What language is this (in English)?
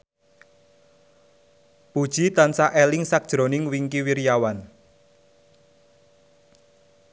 Javanese